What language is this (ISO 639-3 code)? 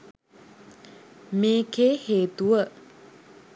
sin